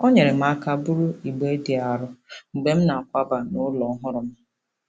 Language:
Igbo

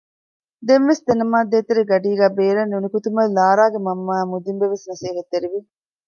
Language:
Divehi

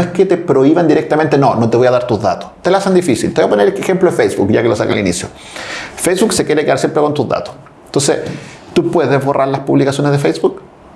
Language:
Spanish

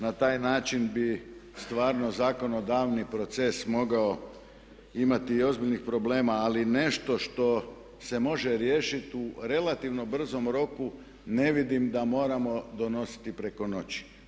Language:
Croatian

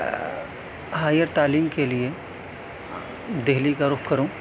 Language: Urdu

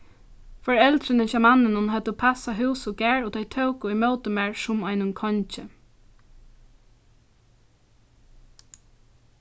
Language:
Faroese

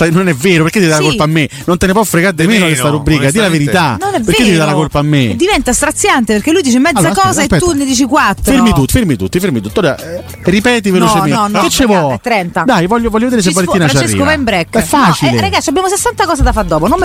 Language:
Italian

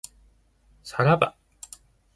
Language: Japanese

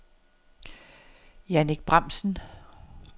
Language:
Danish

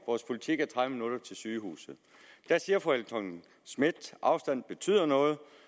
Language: Danish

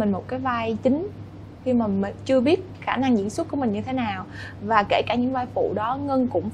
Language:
Vietnamese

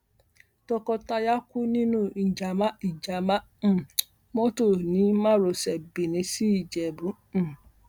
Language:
Yoruba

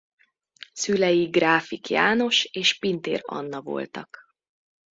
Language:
Hungarian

